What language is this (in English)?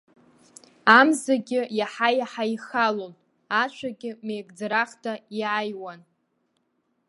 Abkhazian